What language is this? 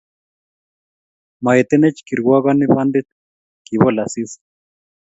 Kalenjin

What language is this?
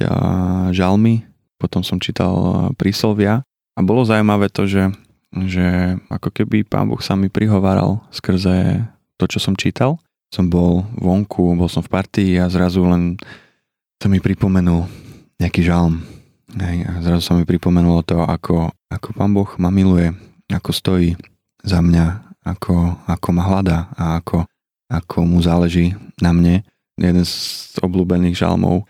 Slovak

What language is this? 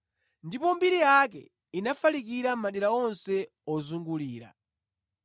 Nyanja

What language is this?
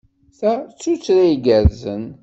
Kabyle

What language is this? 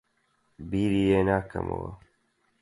Central Kurdish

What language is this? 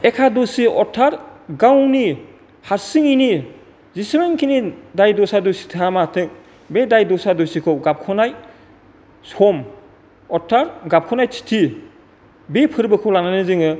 Bodo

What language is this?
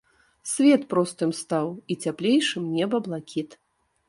Belarusian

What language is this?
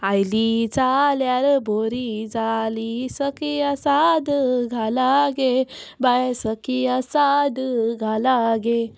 Konkani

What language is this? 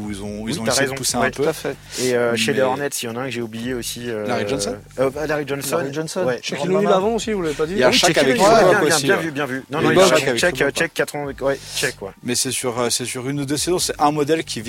French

